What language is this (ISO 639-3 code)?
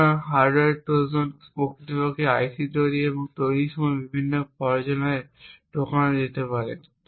ben